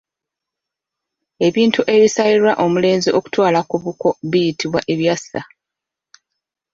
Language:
Ganda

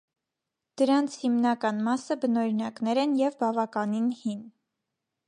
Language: Armenian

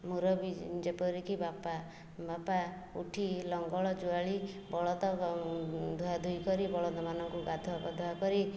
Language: Odia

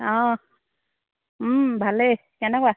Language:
Assamese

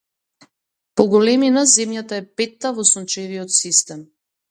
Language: Macedonian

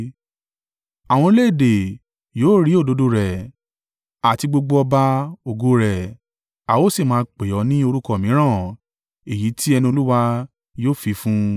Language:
Yoruba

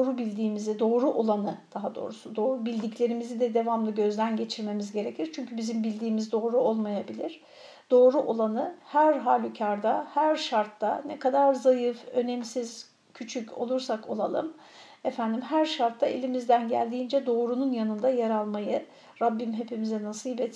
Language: Turkish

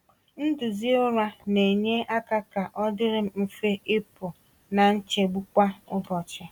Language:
Igbo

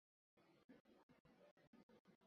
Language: Uzbek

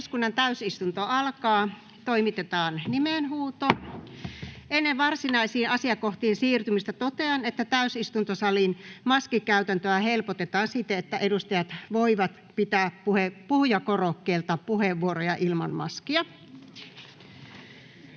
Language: Finnish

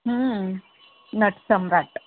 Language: Marathi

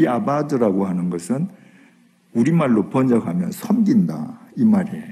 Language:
Korean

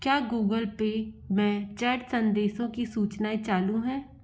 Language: Hindi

